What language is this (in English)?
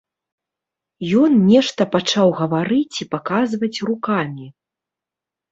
Belarusian